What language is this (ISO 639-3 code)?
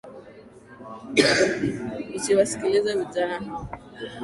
swa